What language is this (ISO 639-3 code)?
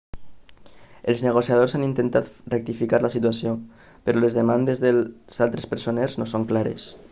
cat